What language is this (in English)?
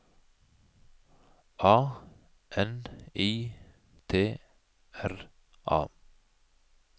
Norwegian